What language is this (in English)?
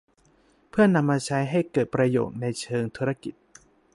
Thai